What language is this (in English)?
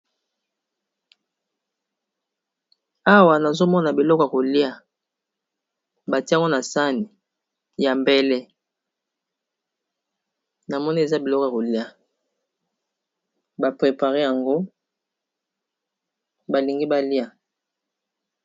Lingala